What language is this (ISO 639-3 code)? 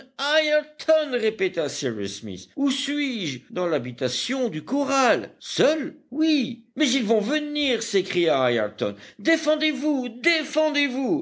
fra